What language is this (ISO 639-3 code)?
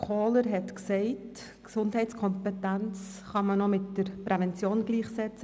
gsw